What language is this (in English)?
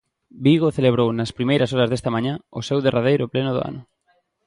Galician